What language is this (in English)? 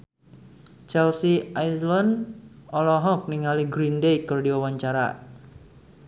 Sundanese